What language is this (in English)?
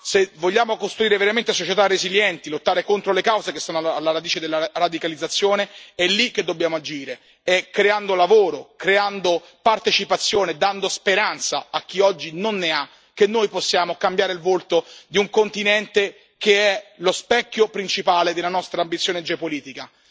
Italian